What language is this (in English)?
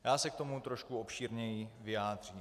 Czech